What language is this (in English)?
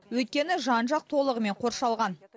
Kazakh